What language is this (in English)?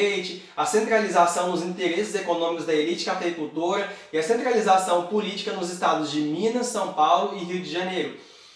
Portuguese